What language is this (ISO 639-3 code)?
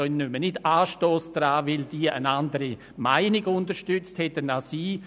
gsw